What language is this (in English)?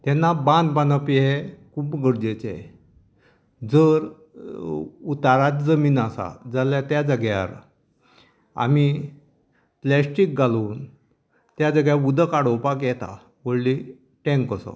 Konkani